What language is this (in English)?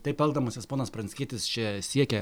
Lithuanian